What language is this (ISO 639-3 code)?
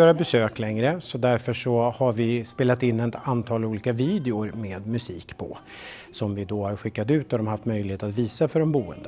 swe